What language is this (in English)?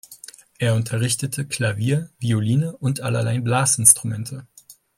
German